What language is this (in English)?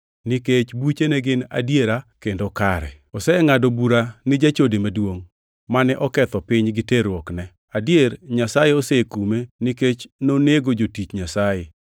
Luo (Kenya and Tanzania)